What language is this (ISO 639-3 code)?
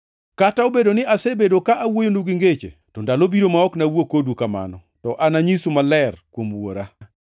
luo